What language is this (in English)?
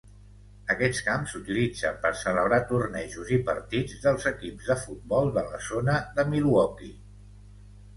Catalan